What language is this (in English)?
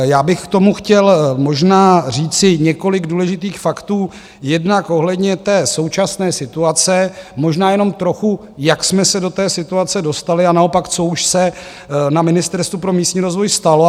Czech